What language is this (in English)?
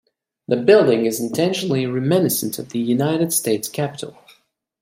English